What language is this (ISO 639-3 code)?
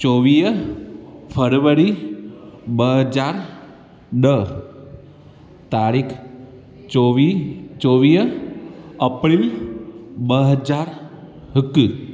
snd